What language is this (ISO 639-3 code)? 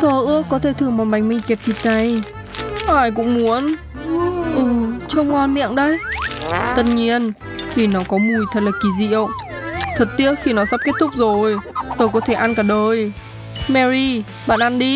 vie